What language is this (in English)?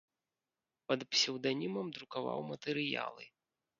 Belarusian